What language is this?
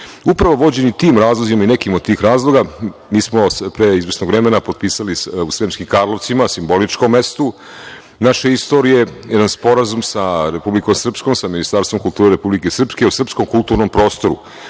Serbian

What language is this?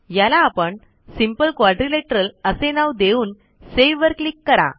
Marathi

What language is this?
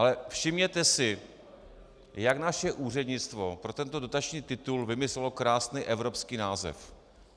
Czech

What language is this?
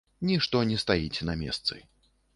Belarusian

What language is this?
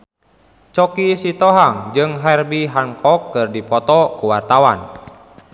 Sundanese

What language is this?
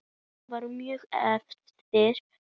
Icelandic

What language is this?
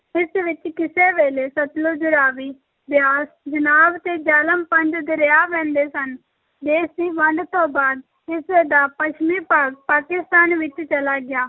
Punjabi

